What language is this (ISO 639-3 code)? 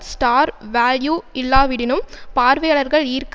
tam